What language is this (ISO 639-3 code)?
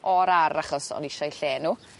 cym